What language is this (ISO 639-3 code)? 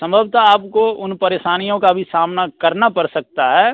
hin